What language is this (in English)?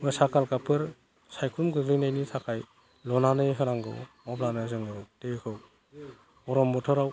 Bodo